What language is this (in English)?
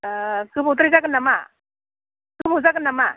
Bodo